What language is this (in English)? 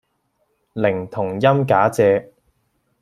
Cantonese